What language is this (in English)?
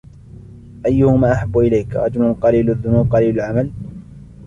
Arabic